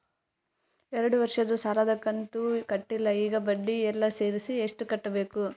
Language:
Kannada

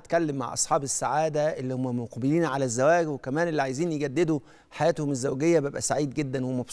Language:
Arabic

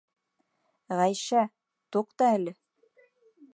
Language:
Bashkir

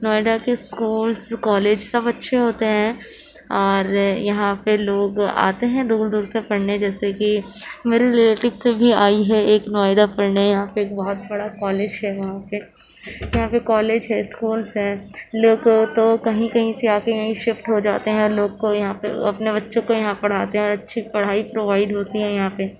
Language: Urdu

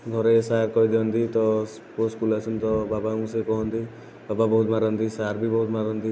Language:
Odia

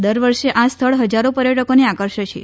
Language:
Gujarati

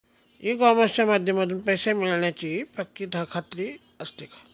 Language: Marathi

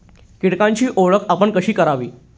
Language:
Marathi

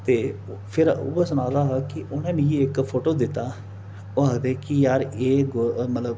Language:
Dogri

